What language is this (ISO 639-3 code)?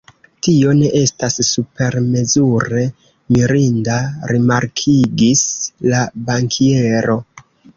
epo